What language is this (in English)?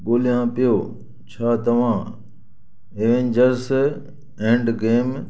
Sindhi